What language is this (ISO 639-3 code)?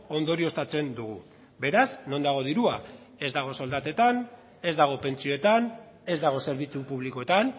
eus